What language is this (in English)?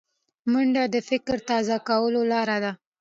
Pashto